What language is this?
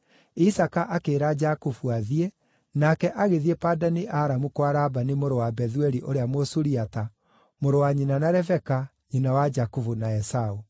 Kikuyu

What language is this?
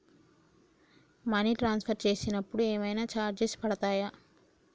Telugu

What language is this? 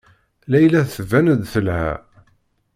Kabyle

